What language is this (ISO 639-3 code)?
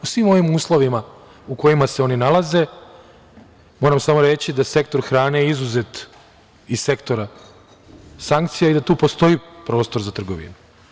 srp